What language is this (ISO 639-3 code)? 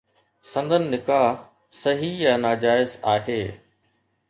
snd